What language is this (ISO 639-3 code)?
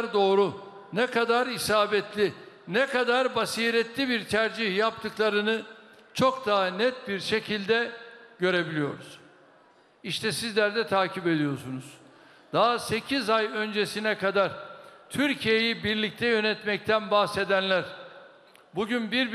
tur